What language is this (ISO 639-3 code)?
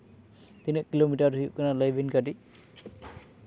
sat